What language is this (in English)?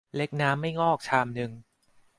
Thai